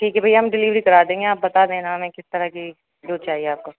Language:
Urdu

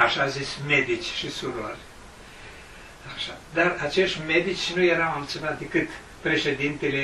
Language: Romanian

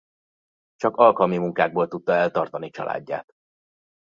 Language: Hungarian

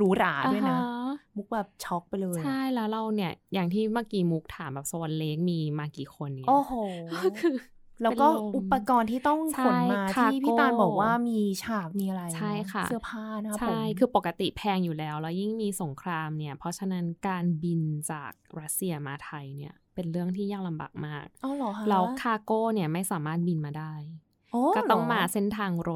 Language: Thai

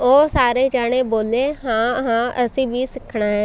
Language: Punjabi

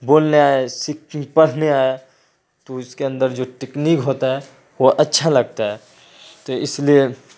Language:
Urdu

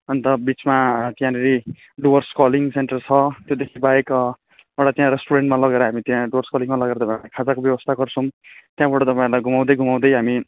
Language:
Nepali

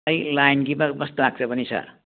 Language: Manipuri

